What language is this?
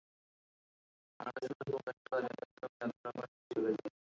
Bangla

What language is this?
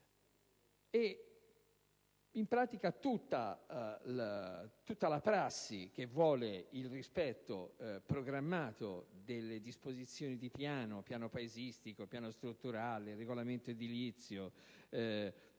Italian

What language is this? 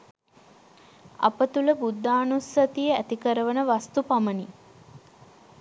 Sinhala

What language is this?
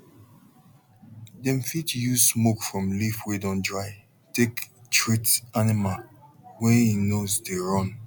Nigerian Pidgin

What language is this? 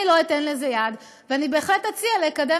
Hebrew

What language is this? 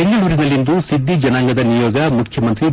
Kannada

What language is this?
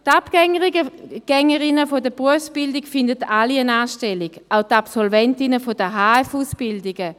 Swiss German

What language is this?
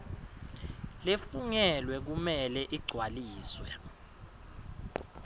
Swati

